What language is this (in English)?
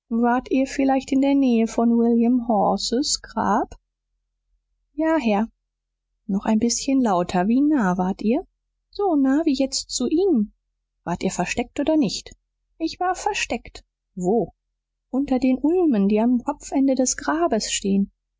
German